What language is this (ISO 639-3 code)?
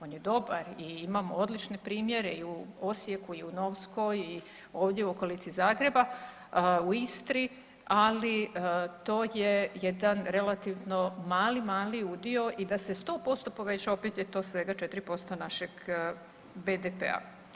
hrv